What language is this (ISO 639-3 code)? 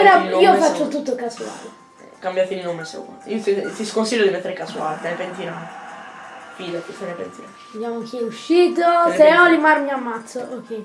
ita